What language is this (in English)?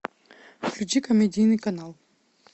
Russian